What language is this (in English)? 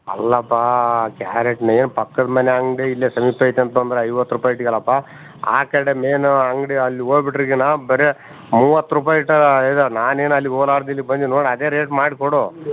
Kannada